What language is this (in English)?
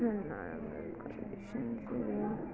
Nepali